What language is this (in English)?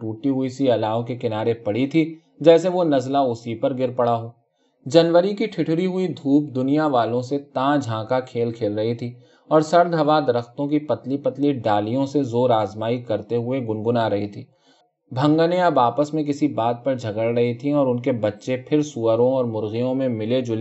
Urdu